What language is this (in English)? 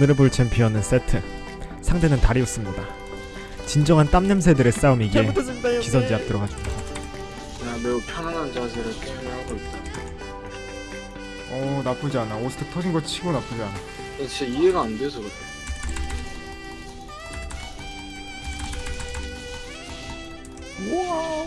Korean